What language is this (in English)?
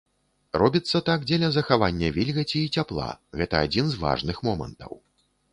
Belarusian